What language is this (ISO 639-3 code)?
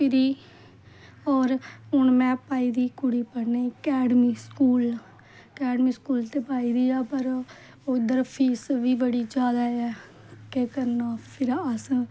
doi